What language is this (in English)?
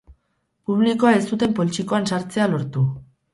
Basque